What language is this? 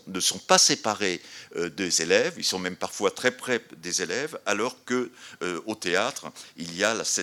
French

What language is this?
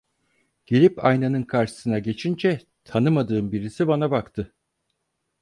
Turkish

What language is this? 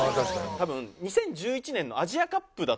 Japanese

